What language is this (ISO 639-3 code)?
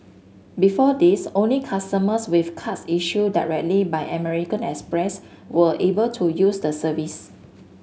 eng